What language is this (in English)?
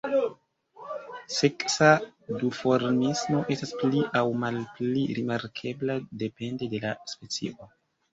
Esperanto